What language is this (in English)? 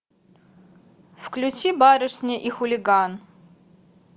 Russian